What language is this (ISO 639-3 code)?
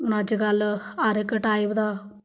doi